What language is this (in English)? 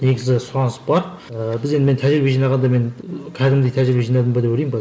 Kazakh